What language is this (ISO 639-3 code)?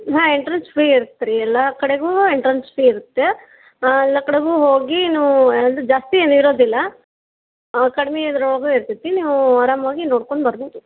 kan